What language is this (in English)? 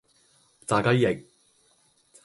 Cantonese